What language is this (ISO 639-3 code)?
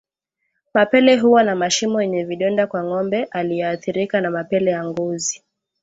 swa